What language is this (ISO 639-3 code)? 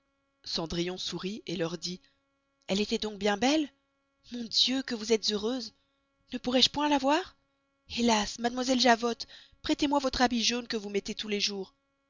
fra